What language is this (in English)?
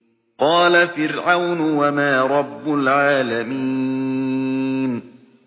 Arabic